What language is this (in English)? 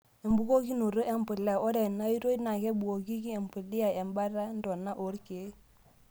Masai